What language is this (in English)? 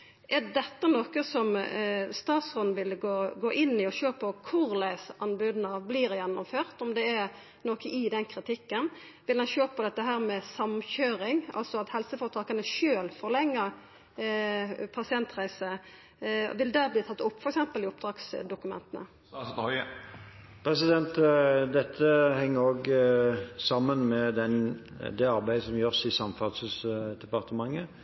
Norwegian